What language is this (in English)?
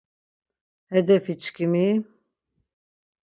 Laz